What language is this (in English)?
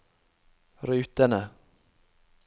Norwegian